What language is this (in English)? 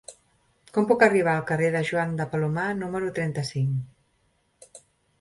Catalan